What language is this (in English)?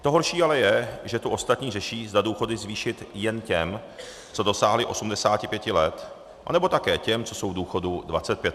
Czech